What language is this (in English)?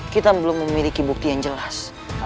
Indonesian